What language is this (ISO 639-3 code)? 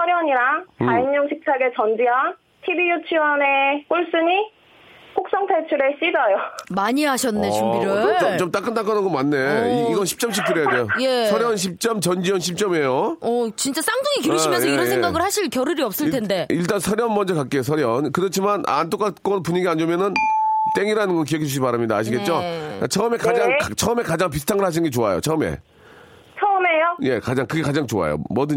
kor